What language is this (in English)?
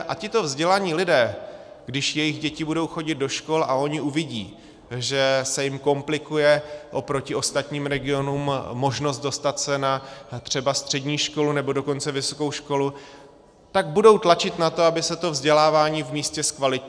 Czech